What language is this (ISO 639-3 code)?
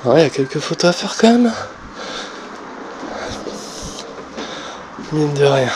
fra